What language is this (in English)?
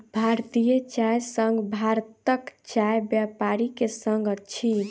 Maithili